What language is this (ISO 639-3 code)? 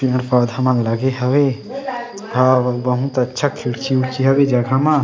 hne